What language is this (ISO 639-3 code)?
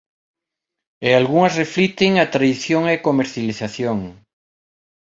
glg